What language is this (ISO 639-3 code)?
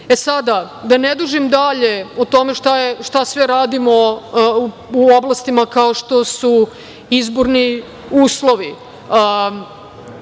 srp